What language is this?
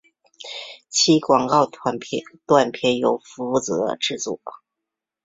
Chinese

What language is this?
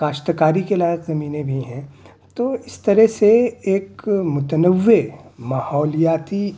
Urdu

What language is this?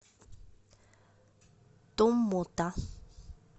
Russian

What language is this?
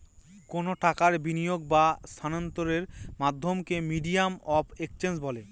Bangla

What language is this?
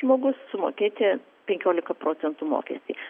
Lithuanian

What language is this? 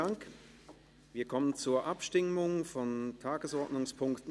Swiss German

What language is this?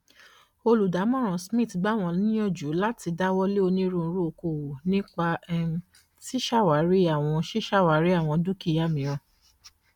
Yoruba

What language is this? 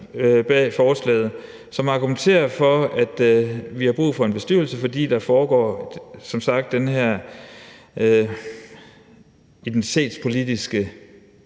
Danish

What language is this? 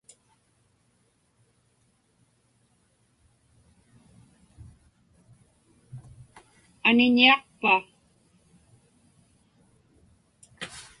Inupiaq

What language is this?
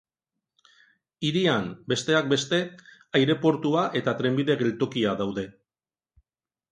Basque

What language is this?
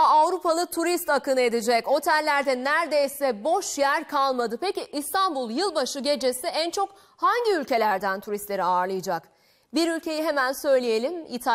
Turkish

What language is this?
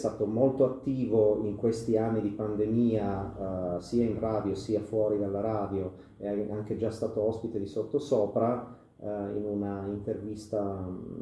Italian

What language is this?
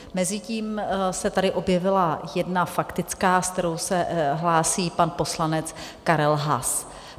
Czech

